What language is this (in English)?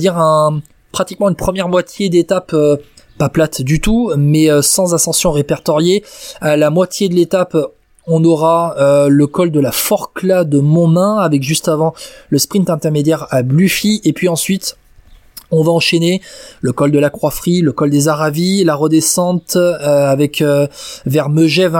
French